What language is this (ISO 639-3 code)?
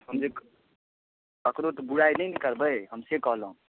mai